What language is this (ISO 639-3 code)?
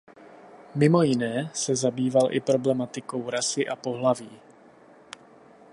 ces